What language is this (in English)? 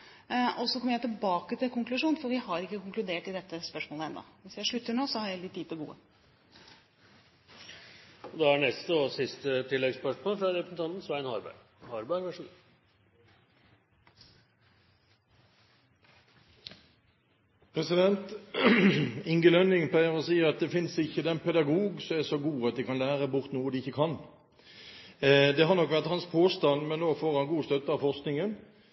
Norwegian